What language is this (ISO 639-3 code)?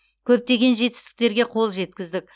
kaz